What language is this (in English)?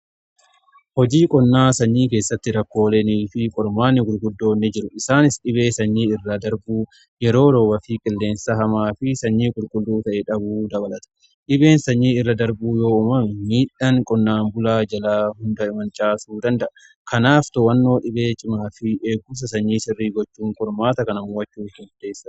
Oromo